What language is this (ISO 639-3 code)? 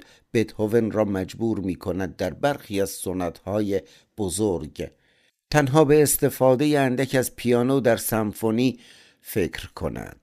fas